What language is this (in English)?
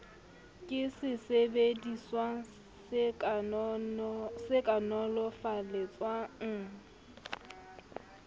Southern Sotho